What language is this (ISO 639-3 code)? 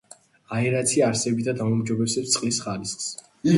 kat